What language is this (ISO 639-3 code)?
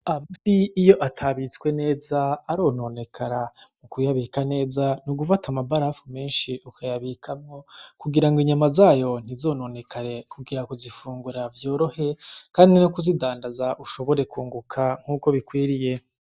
run